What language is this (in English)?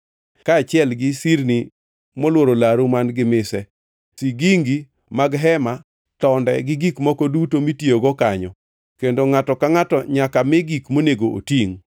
Luo (Kenya and Tanzania)